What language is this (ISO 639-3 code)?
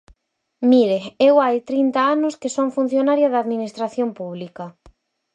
glg